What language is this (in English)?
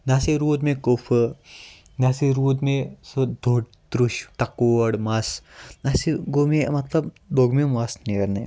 Kashmiri